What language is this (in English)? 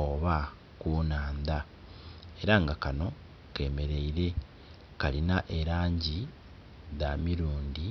Soga